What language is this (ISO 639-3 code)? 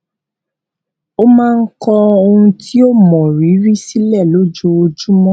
yor